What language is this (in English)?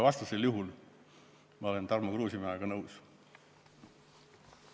Estonian